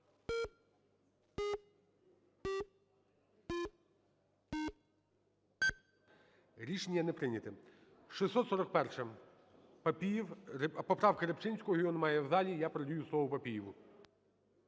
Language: Ukrainian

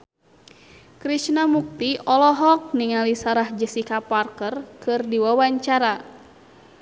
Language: Sundanese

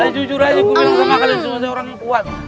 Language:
Indonesian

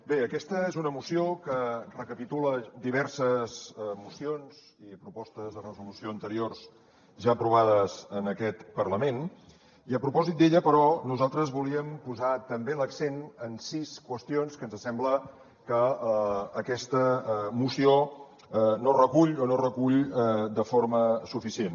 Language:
Catalan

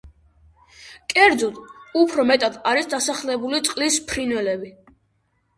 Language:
Georgian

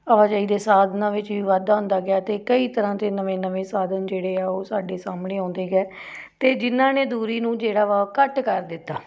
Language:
Punjabi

